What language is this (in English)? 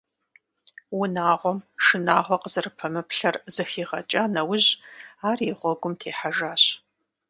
Kabardian